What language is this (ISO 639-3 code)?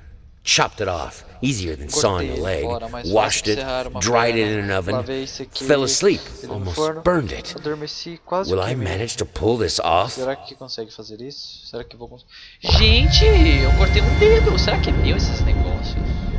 por